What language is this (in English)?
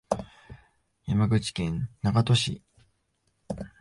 Japanese